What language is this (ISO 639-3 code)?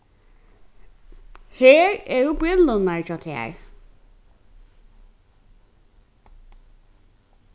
fao